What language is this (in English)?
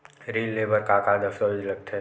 Chhattisgarhi